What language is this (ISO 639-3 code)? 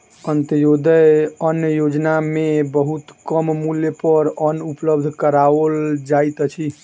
mai